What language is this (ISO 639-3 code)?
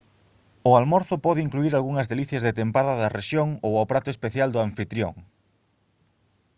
glg